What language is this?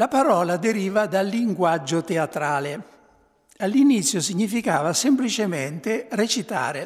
Italian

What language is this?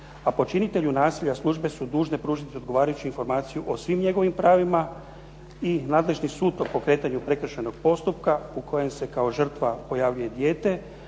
Croatian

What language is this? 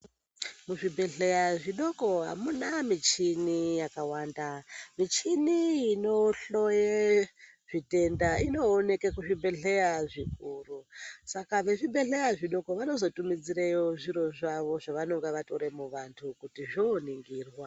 Ndau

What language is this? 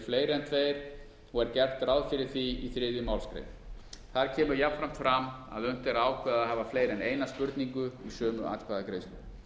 Icelandic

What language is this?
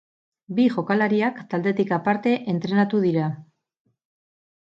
Basque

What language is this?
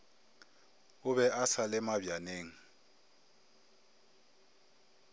Northern Sotho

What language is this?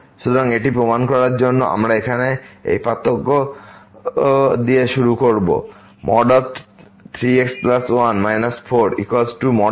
Bangla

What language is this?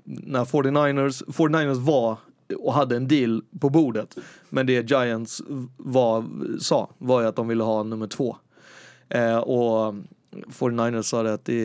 Swedish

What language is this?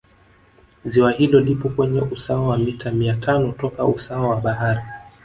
Swahili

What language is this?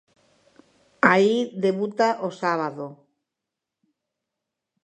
Galician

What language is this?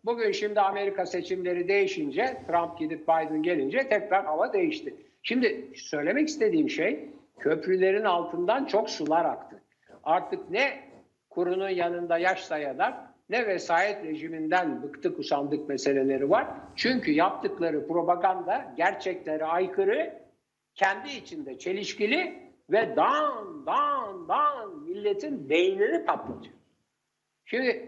Turkish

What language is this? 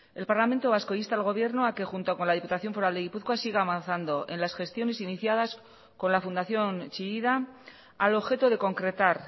Spanish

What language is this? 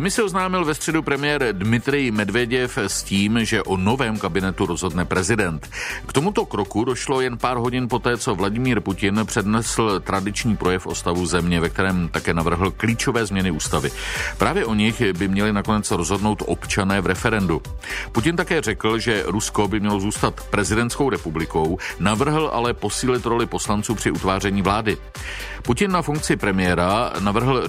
Czech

